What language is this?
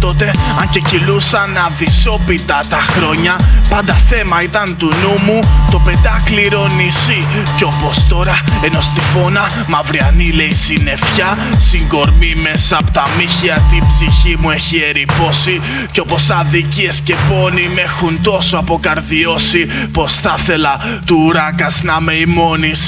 Greek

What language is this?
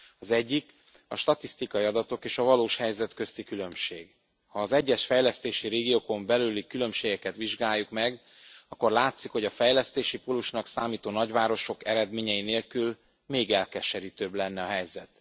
Hungarian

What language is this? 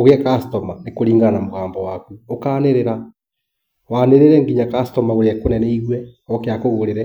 Kikuyu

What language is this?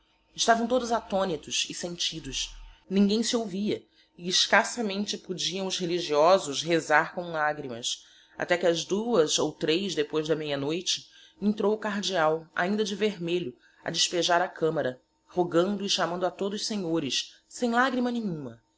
Portuguese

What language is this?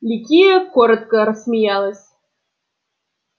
Russian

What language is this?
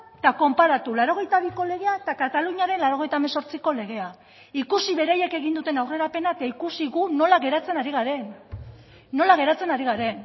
Basque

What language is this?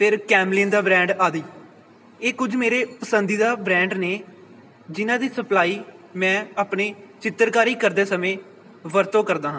Punjabi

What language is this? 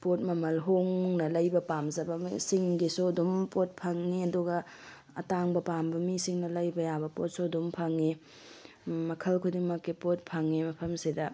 Manipuri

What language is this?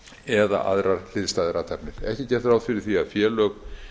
Icelandic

